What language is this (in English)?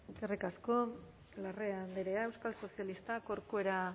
Basque